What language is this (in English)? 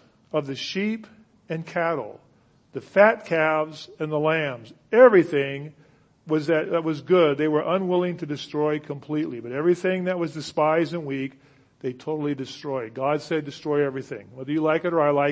English